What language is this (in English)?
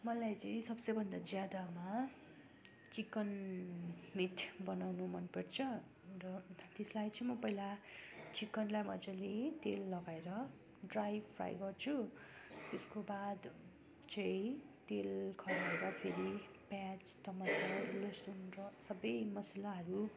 Nepali